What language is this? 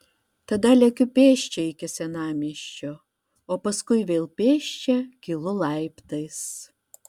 Lithuanian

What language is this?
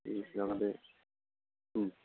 Bodo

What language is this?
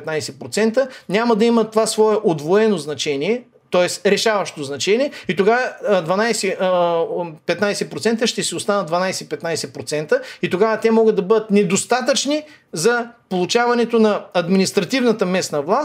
Bulgarian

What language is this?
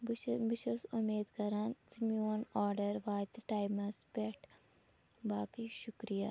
Kashmiri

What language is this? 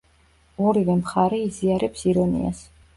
Georgian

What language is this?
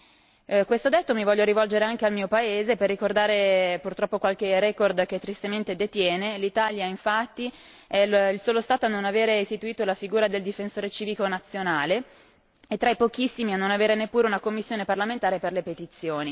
Italian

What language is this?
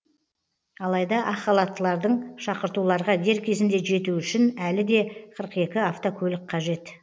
Kazakh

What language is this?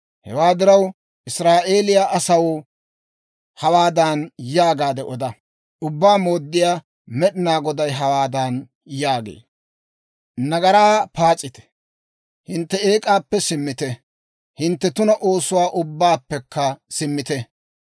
Dawro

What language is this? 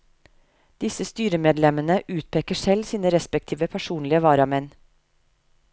Norwegian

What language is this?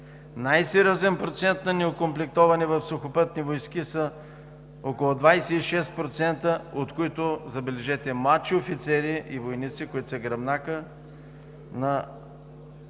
Bulgarian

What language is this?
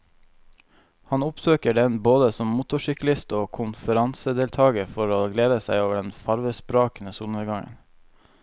Norwegian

